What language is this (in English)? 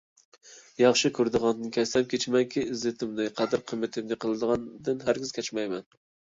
Uyghur